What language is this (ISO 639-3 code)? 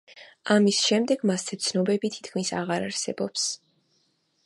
kat